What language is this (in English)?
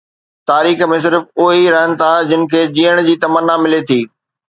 Sindhi